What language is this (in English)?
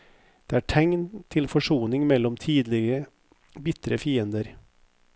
Norwegian